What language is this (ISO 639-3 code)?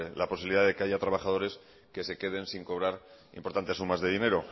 spa